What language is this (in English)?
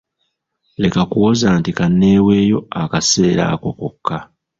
Ganda